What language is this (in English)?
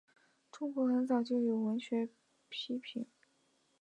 Chinese